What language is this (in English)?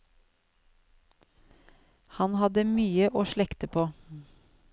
Norwegian